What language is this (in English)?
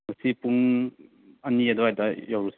Manipuri